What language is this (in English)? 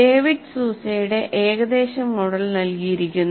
Malayalam